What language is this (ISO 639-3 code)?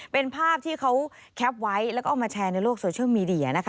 tha